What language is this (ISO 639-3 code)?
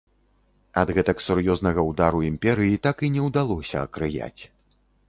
bel